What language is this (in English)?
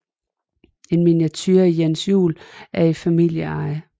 Danish